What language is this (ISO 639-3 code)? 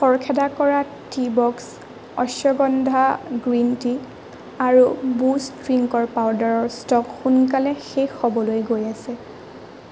asm